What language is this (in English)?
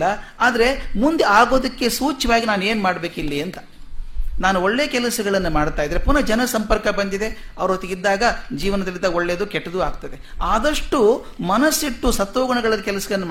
Kannada